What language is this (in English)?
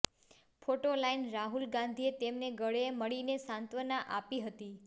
Gujarati